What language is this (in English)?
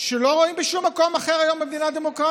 Hebrew